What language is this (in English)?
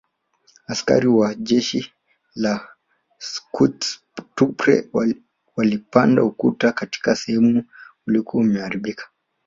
Swahili